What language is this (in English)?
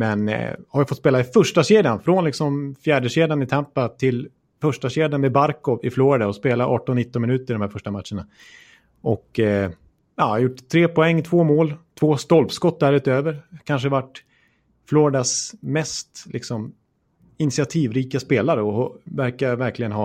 Swedish